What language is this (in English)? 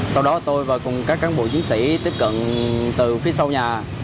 Vietnamese